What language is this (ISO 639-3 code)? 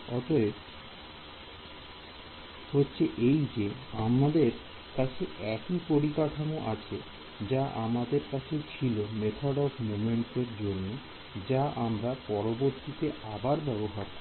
ben